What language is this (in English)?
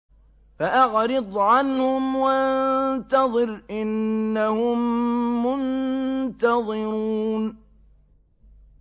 Arabic